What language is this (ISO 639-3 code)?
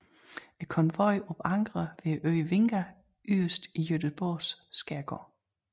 dan